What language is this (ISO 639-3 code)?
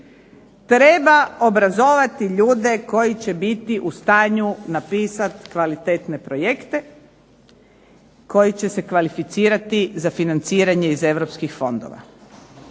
hrv